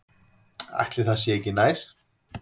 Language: Icelandic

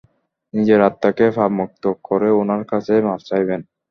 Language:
Bangla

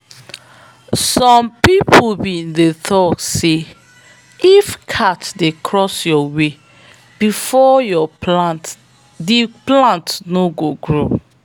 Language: Nigerian Pidgin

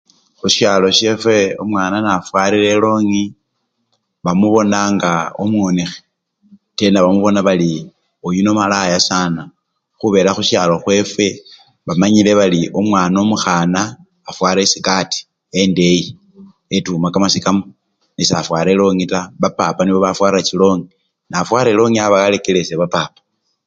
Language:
Luyia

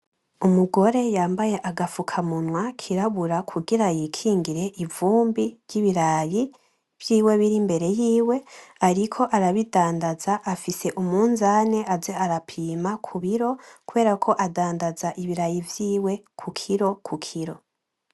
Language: Rundi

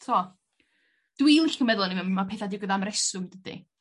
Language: Welsh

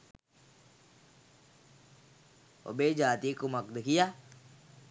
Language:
Sinhala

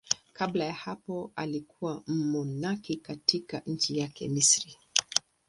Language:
Swahili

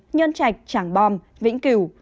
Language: Vietnamese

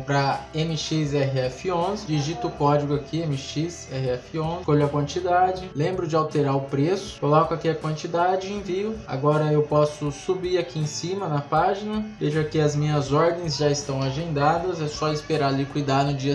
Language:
Portuguese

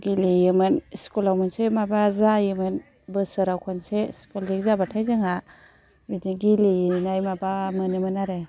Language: Bodo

